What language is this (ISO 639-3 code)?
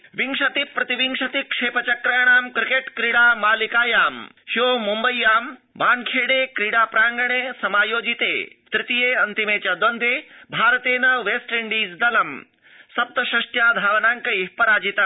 san